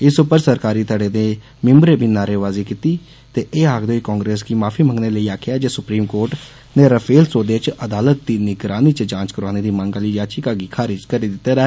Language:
Dogri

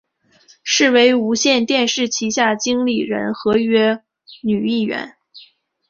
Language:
Chinese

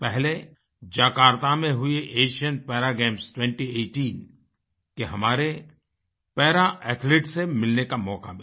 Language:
Hindi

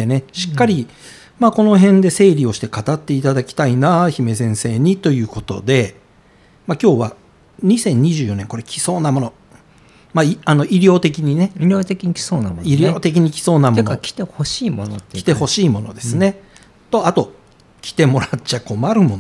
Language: Japanese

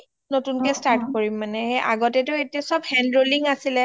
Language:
Assamese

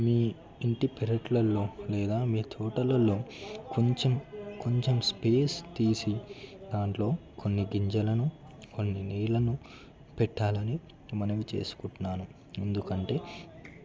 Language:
Telugu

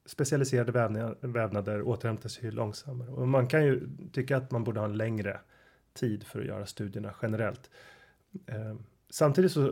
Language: Swedish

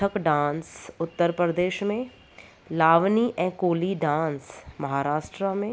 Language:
Sindhi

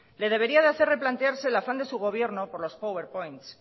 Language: Spanish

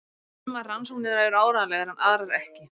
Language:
Icelandic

